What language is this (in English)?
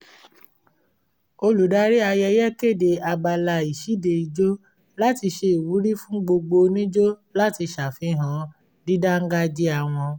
Yoruba